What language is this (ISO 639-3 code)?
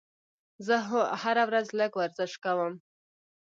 pus